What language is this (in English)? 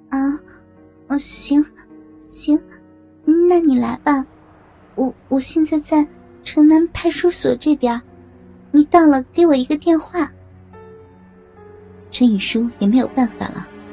Chinese